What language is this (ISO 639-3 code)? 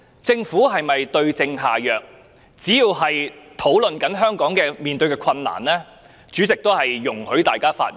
yue